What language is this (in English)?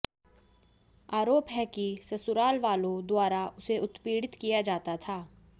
Hindi